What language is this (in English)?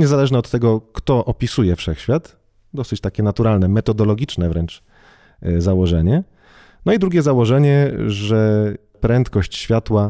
Polish